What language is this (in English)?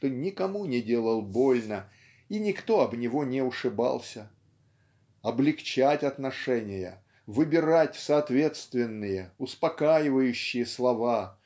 Russian